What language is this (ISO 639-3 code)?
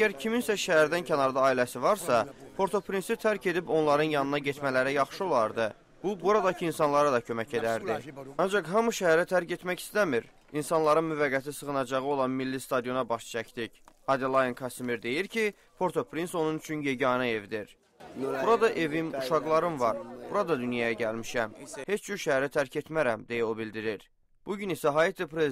tur